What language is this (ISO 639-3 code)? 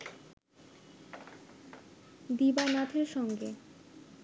ben